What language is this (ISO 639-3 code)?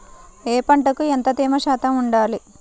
tel